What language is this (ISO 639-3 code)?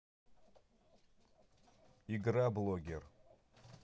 rus